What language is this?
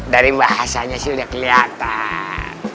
Indonesian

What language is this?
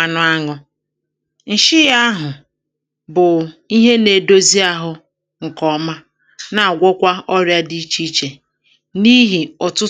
Igbo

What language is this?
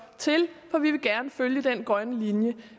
Danish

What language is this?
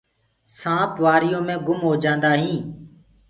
Gurgula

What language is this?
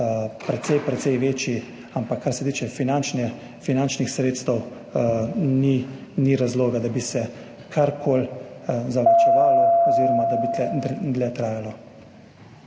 Slovenian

